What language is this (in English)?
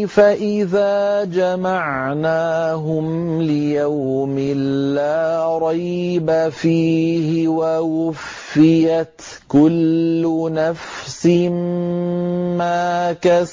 Arabic